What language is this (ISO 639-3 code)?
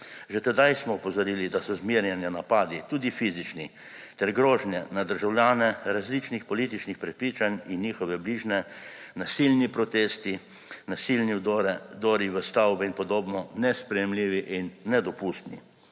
slv